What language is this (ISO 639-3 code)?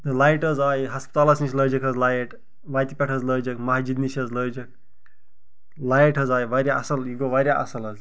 kas